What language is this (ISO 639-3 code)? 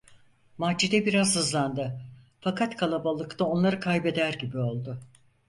tur